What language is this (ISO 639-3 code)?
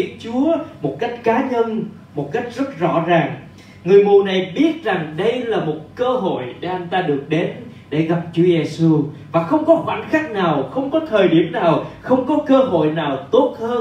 vie